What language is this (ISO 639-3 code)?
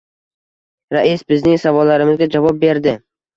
uzb